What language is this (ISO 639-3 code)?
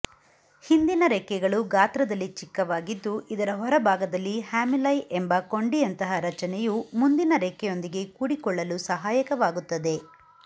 kan